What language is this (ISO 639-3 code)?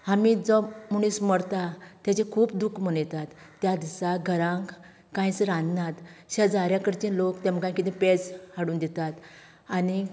kok